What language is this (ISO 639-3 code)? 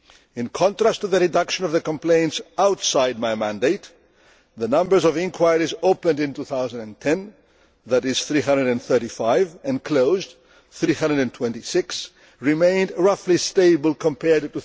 eng